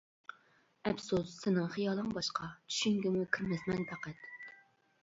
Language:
Uyghur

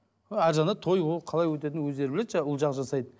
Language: Kazakh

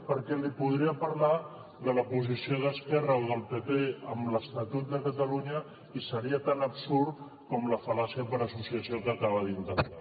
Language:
Catalan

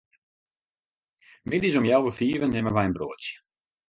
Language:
Western Frisian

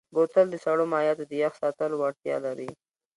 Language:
Pashto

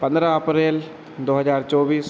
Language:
Hindi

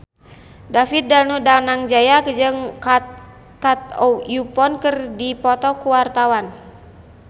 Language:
Sundanese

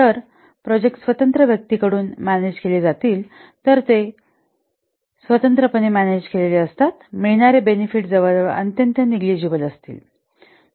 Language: Marathi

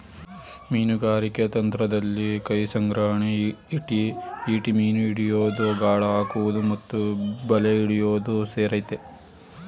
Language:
Kannada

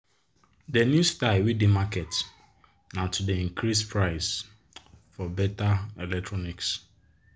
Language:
Nigerian Pidgin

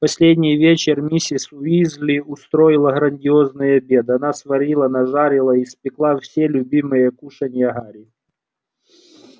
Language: Russian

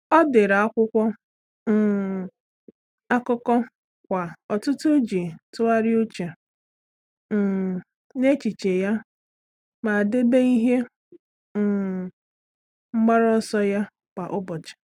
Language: Igbo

